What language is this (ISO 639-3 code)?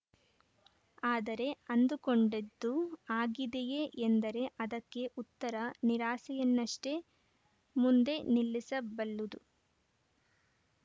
kan